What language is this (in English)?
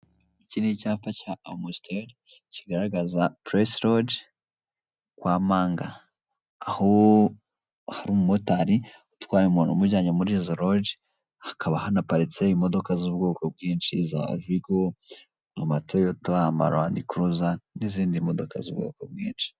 Kinyarwanda